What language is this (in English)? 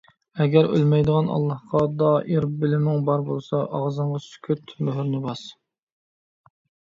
Uyghur